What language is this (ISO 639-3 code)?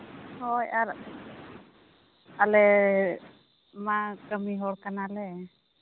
sat